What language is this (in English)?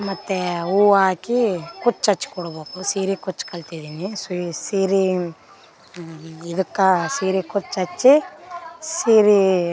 Kannada